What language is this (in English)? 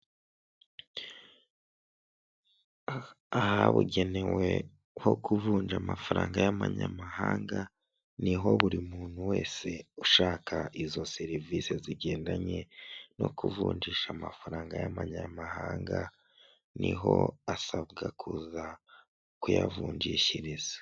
Kinyarwanda